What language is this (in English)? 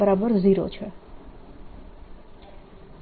Gujarati